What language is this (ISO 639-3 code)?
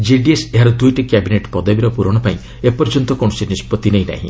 ori